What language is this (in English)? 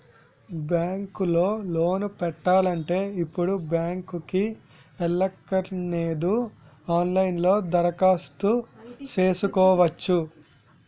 Telugu